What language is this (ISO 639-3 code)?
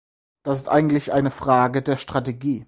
deu